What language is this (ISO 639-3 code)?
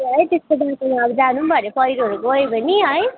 nep